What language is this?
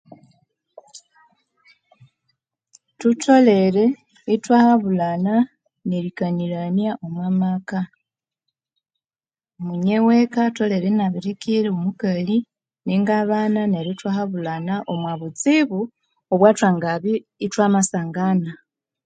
Konzo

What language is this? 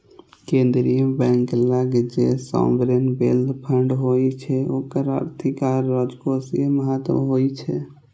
Maithili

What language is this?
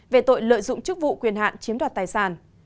Vietnamese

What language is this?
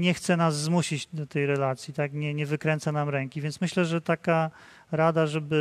Polish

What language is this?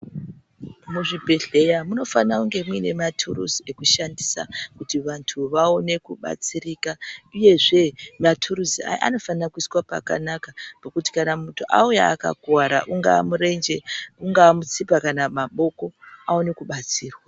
Ndau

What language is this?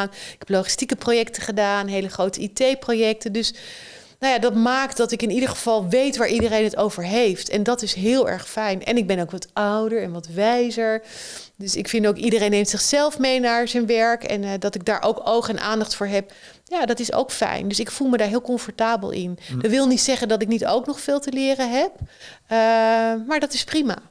Dutch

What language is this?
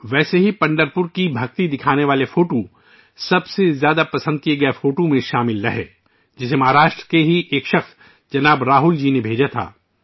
Urdu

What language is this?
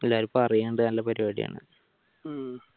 Malayalam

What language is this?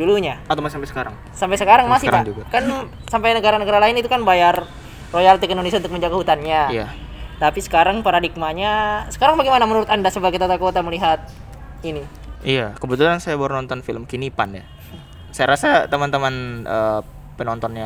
Indonesian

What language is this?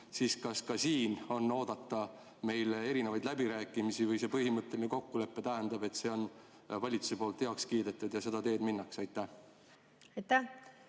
Estonian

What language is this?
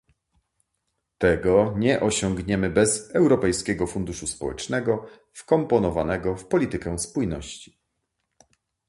Polish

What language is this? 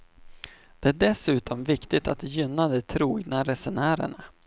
Swedish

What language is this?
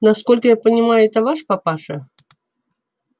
Russian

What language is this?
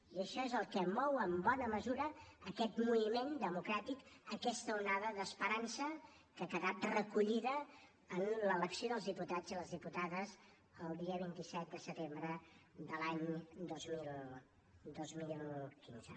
Catalan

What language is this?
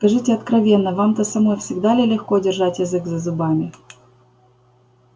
Russian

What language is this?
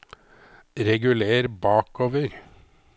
Norwegian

